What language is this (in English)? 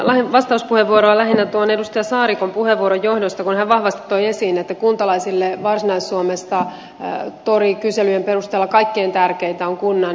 Finnish